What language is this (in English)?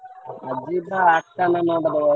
Odia